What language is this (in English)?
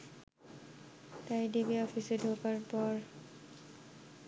Bangla